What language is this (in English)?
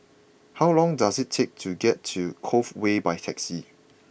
English